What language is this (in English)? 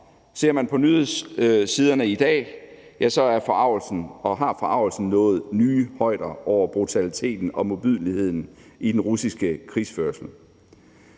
Danish